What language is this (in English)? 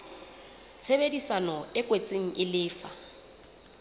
Southern Sotho